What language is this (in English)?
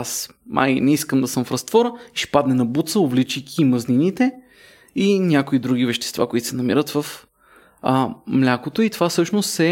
Bulgarian